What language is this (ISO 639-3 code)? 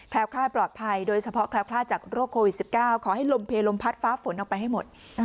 tha